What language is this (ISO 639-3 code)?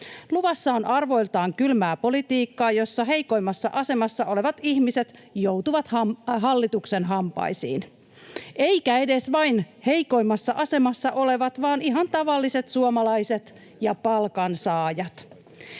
fin